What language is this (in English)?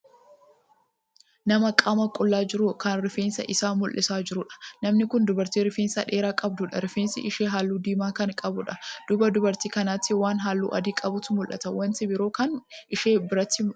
Oromo